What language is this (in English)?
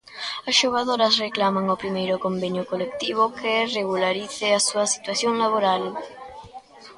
Galician